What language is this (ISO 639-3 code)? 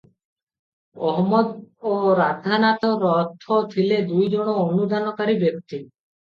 ori